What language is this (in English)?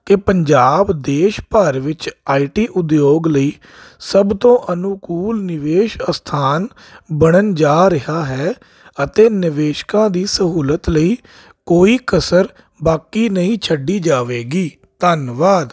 Punjabi